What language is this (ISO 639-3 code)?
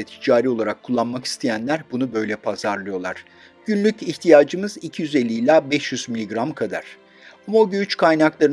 tur